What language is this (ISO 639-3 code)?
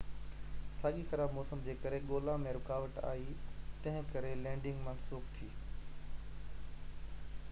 snd